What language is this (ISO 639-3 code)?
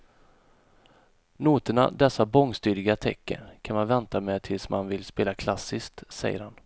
swe